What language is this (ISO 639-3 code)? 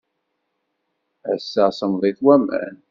kab